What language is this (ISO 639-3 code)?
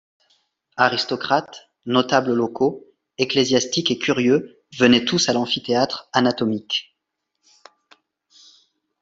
fra